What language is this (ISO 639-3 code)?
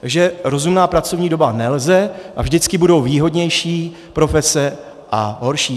ces